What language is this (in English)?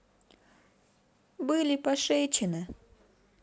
Russian